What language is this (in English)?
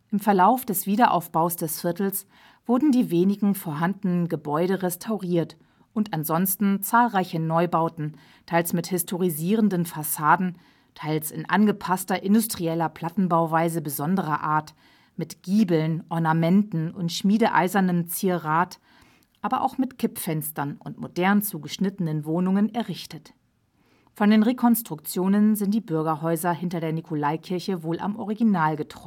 German